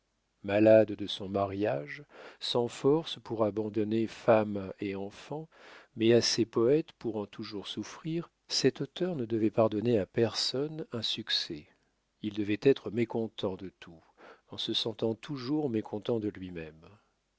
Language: French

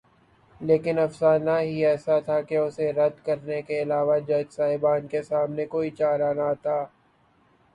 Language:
Urdu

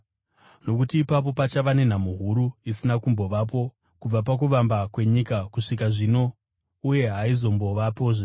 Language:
Shona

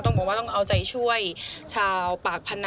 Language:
Thai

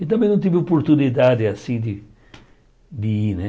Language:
Portuguese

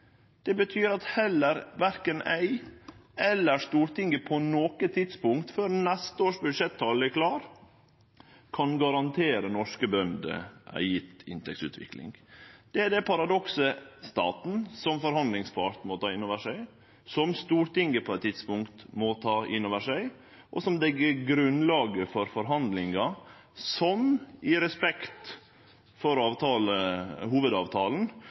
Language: Norwegian Nynorsk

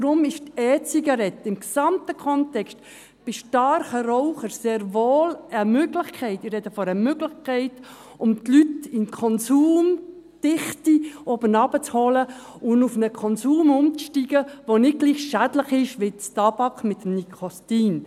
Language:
Swiss German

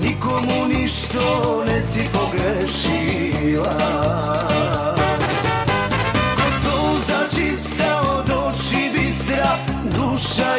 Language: Bulgarian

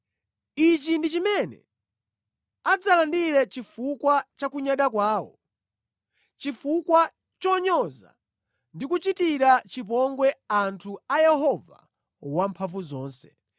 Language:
Nyanja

